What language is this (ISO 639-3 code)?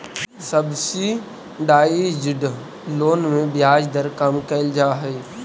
mag